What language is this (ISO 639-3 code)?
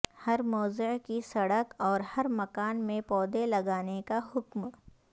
urd